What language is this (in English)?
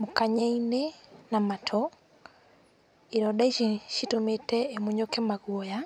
Kikuyu